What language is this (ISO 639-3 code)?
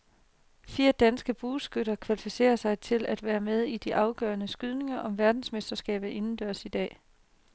dan